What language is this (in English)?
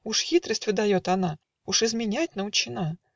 Russian